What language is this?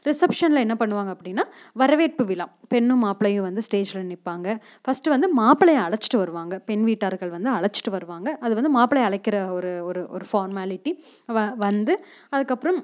Tamil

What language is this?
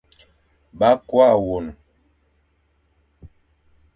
Fang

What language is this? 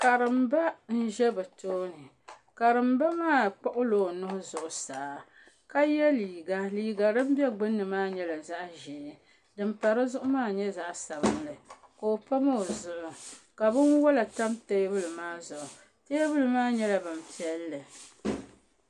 Dagbani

